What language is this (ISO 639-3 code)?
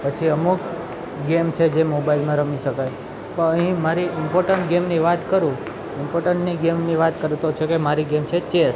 guj